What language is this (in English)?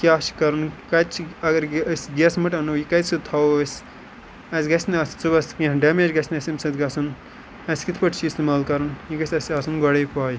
Kashmiri